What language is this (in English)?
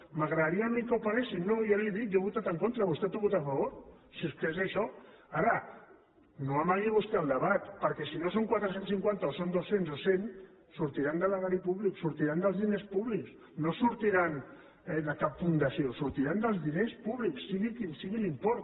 Catalan